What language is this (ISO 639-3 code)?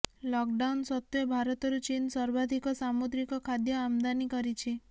ori